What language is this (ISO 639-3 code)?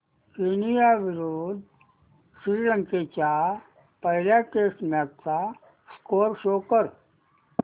mar